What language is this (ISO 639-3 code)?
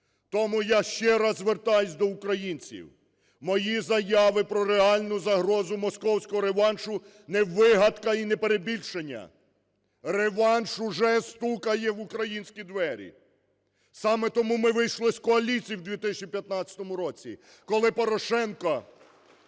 ukr